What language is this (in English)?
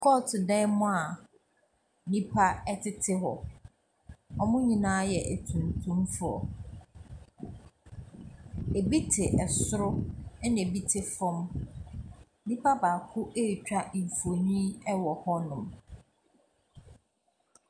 Akan